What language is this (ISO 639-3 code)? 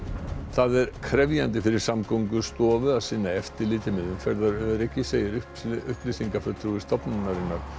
isl